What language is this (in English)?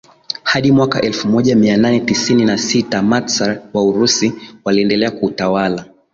Swahili